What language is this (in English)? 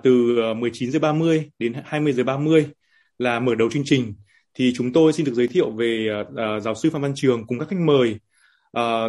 Vietnamese